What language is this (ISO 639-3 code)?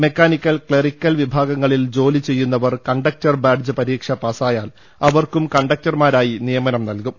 mal